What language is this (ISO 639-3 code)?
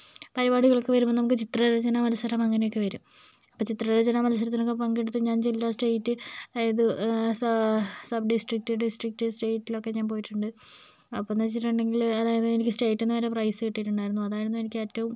mal